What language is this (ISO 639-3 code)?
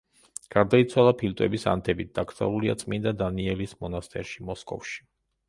kat